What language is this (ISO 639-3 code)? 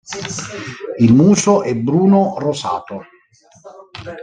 ita